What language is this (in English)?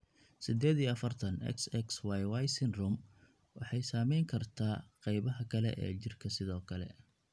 Somali